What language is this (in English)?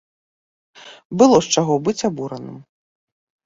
Belarusian